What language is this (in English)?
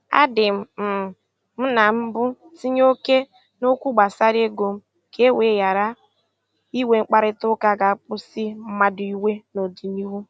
Igbo